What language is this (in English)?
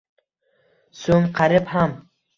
Uzbek